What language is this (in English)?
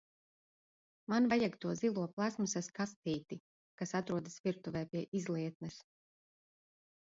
Latvian